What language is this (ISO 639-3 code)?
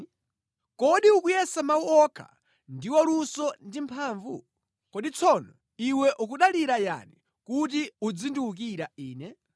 nya